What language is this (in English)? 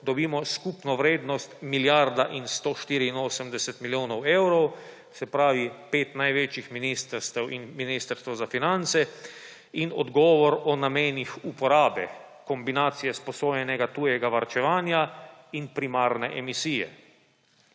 Slovenian